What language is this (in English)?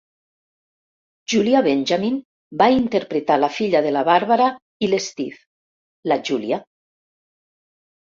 Catalan